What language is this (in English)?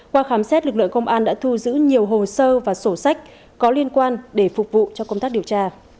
Vietnamese